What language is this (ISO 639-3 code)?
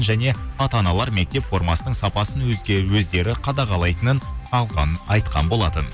kaz